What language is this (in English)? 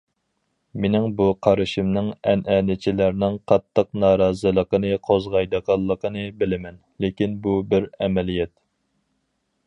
Uyghur